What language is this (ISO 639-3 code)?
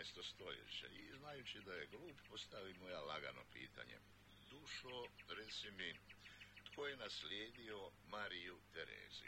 hrv